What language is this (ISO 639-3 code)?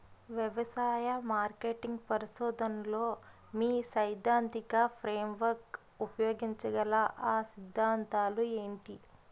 tel